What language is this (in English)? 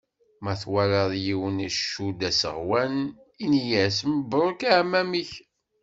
Kabyle